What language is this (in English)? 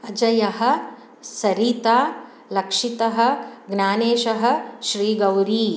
Sanskrit